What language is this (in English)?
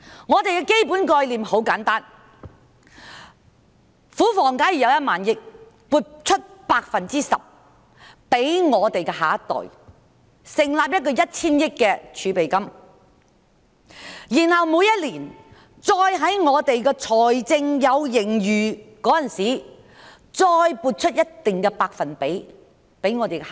Cantonese